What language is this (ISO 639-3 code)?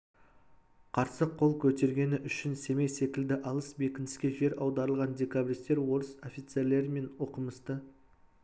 kaz